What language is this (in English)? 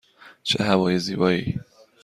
Persian